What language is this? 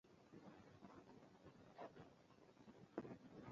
Luo (Kenya and Tanzania)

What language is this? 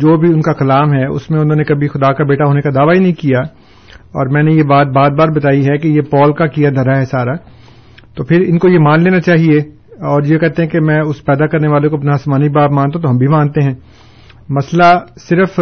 Urdu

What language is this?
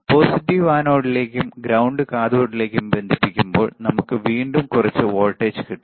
Malayalam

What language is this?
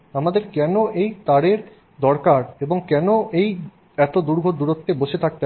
Bangla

